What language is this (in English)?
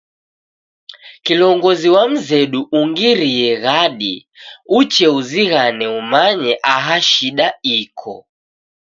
Taita